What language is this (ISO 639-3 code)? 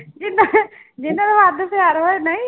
pan